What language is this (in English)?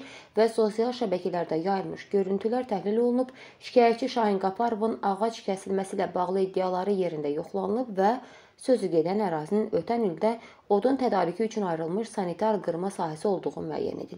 Turkish